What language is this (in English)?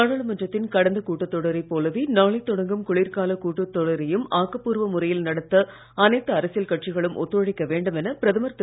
Tamil